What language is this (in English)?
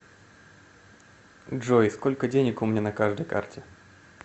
Russian